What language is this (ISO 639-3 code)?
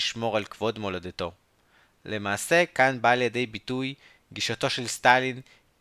heb